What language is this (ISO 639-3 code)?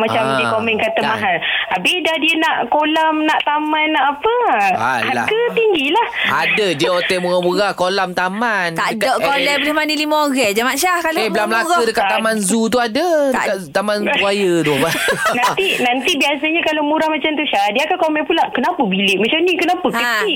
msa